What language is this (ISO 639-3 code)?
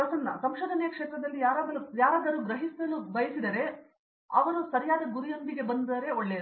kan